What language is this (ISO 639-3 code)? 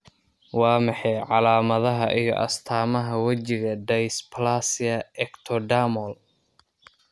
som